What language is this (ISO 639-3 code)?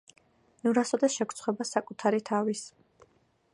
kat